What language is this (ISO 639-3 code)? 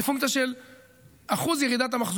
heb